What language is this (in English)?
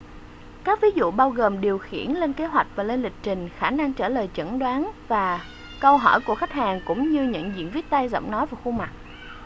Vietnamese